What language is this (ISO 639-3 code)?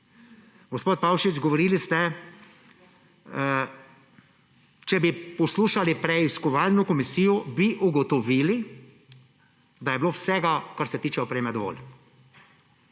slv